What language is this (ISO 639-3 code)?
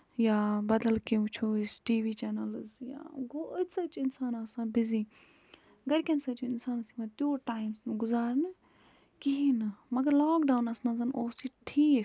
kas